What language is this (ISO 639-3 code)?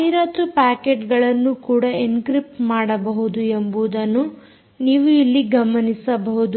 kan